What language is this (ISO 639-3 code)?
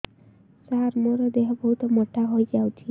ori